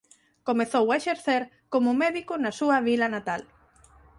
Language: Galician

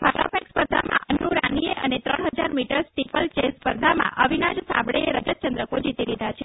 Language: Gujarati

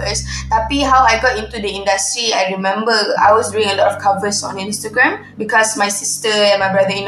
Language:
Malay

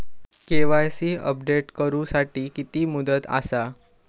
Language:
Marathi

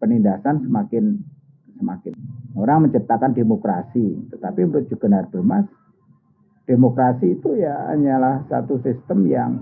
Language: Indonesian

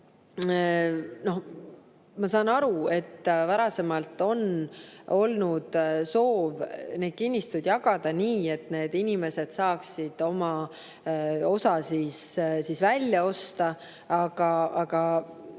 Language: Estonian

